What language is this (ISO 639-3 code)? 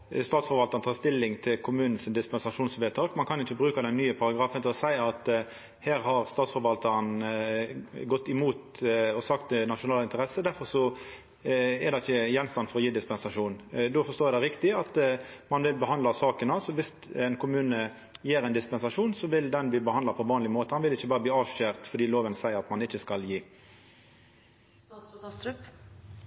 nno